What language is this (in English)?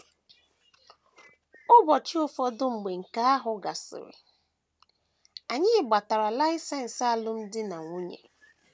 Igbo